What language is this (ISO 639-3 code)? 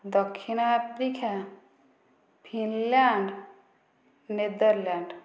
ori